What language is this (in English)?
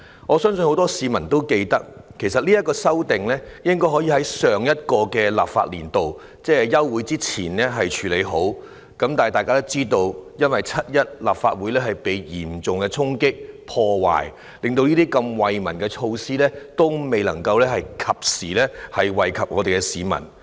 Cantonese